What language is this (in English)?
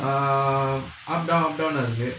English